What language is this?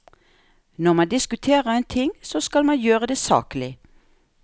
Norwegian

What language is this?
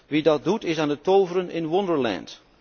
Dutch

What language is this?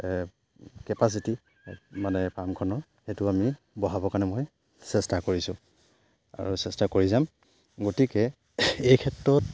Assamese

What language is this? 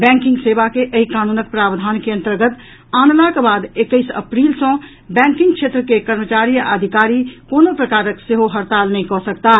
Maithili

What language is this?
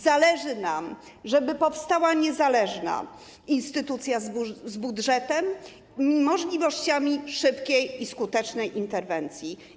Polish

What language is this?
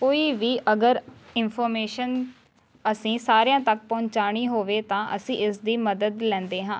Punjabi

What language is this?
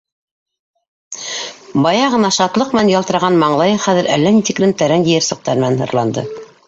Bashkir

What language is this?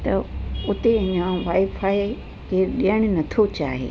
Sindhi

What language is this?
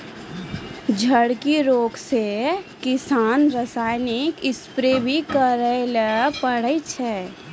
Maithili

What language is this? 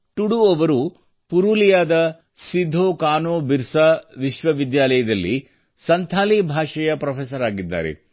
Kannada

